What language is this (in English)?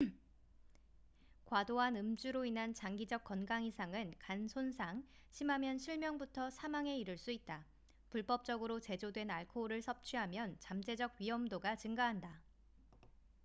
Korean